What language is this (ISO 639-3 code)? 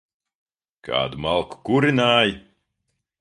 lav